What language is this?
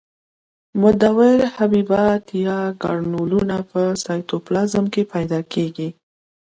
Pashto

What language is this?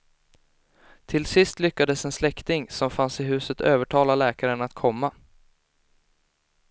Swedish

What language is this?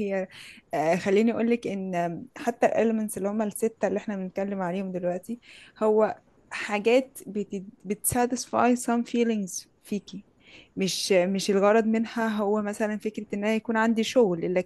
Arabic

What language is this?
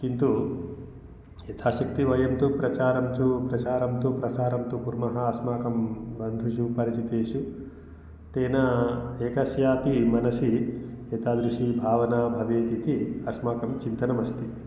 Sanskrit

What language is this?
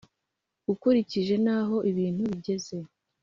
Kinyarwanda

